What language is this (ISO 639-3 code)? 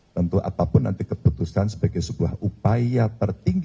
ind